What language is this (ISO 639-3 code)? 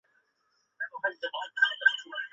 zho